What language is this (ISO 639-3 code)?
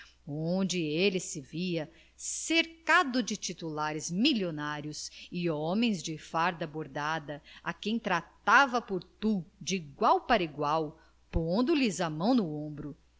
por